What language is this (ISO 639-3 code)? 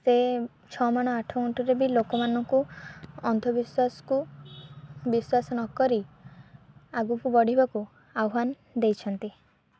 ori